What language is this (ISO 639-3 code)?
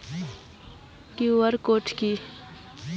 ben